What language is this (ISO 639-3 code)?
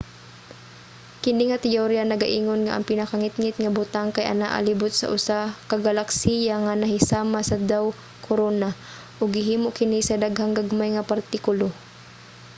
ceb